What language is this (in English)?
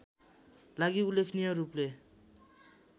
Nepali